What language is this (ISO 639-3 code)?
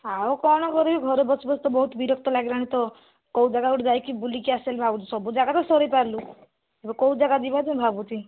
ori